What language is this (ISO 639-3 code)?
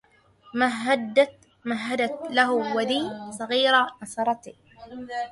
ara